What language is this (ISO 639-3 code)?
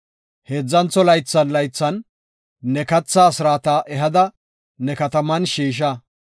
gof